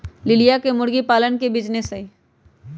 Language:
Magahi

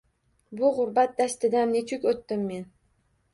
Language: Uzbek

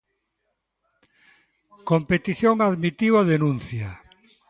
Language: Galician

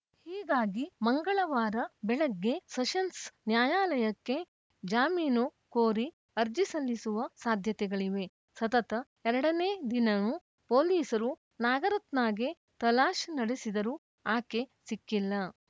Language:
Kannada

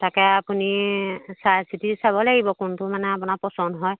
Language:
Assamese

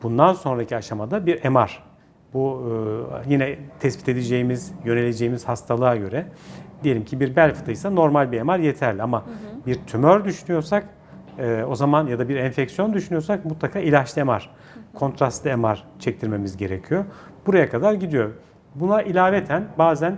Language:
Turkish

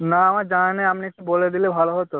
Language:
Bangla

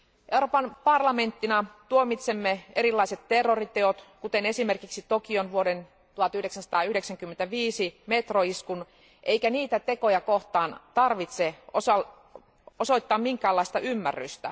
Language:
Finnish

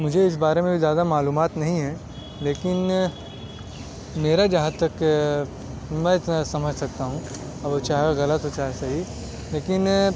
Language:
Urdu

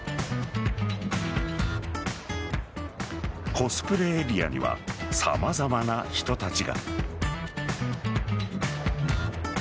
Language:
Japanese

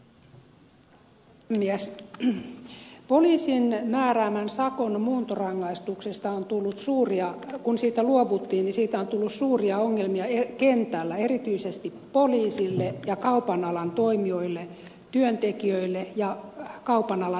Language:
Finnish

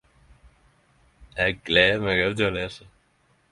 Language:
Norwegian Nynorsk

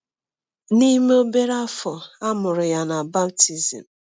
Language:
Igbo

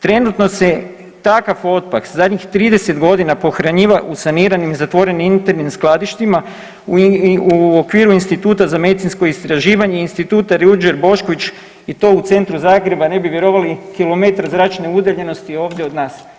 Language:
Croatian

